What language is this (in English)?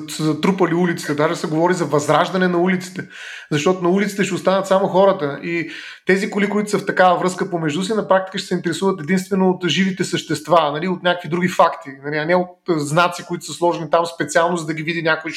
Bulgarian